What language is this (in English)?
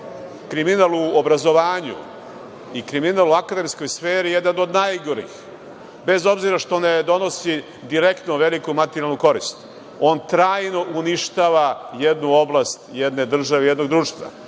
Serbian